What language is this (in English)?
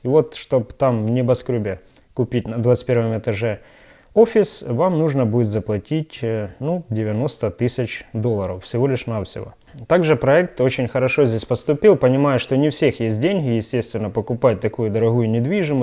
Russian